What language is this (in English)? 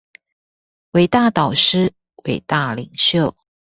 Chinese